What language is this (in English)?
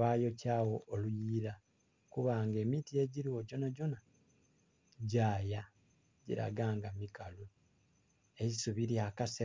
Soga